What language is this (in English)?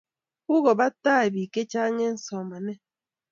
Kalenjin